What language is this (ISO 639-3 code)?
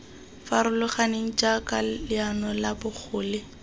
tsn